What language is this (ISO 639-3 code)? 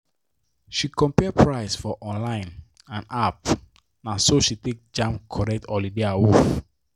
pcm